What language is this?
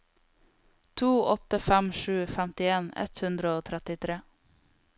Norwegian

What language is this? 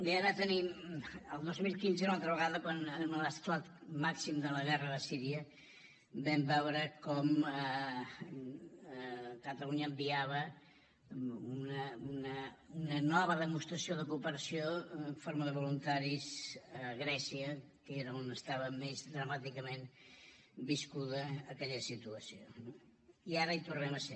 Catalan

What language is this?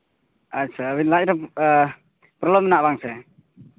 Santali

